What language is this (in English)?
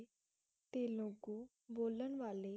Punjabi